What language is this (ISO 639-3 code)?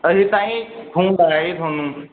pan